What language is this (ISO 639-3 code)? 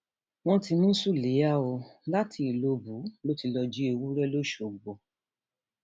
yor